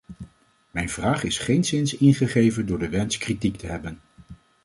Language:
Dutch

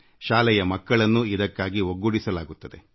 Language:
Kannada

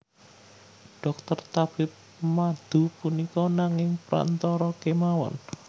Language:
Javanese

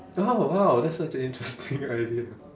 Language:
English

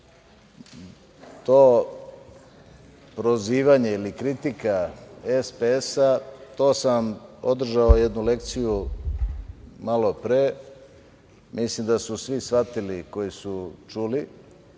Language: Serbian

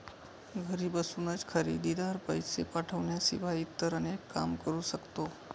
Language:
Marathi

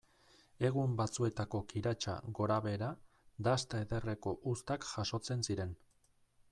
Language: Basque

